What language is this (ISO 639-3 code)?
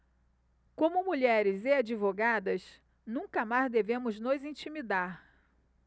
por